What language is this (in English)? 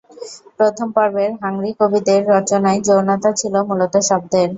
Bangla